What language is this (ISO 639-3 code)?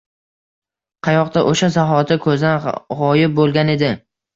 uzb